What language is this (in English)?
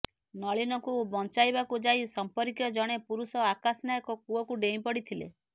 Odia